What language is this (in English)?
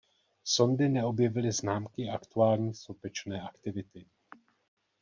Czech